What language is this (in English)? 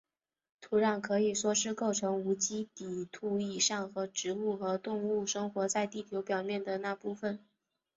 Chinese